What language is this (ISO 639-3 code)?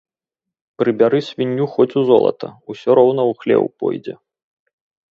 bel